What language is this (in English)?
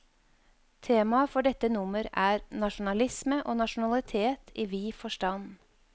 Norwegian